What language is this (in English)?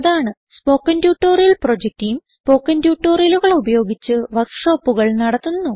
Malayalam